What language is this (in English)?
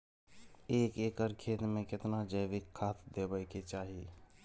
Maithili